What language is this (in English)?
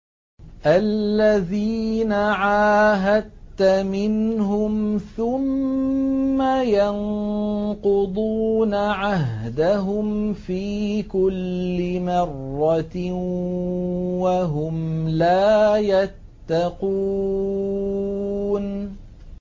Arabic